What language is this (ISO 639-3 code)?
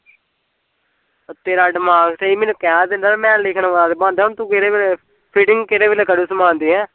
pan